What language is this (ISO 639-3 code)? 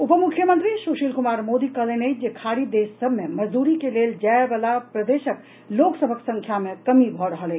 mai